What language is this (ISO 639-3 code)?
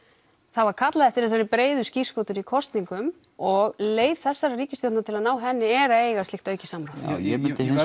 isl